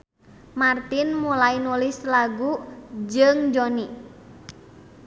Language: Sundanese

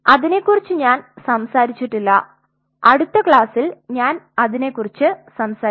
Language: Malayalam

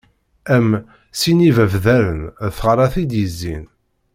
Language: Kabyle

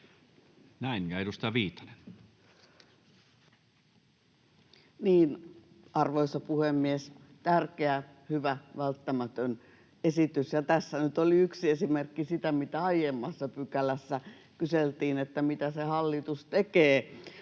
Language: Finnish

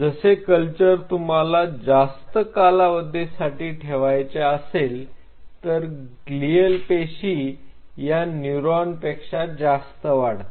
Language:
Marathi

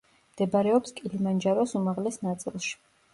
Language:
Georgian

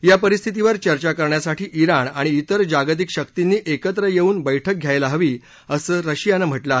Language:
Marathi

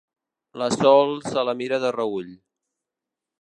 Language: Catalan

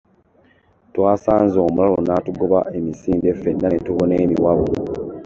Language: Ganda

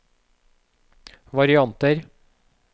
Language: Norwegian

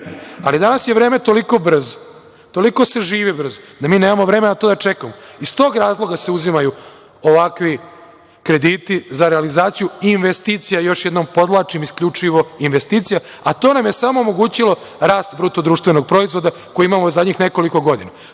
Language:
Serbian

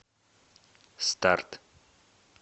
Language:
Russian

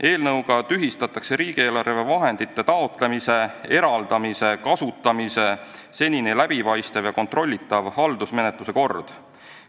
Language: Estonian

